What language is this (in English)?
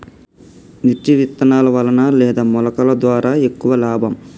Telugu